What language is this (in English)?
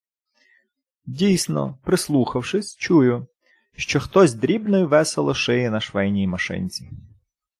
Ukrainian